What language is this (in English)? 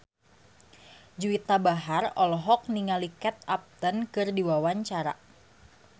Sundanese